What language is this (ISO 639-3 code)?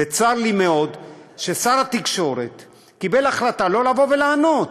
heb